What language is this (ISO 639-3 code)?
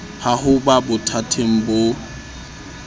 sot